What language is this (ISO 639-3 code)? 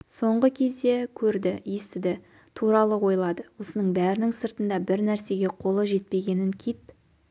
kaz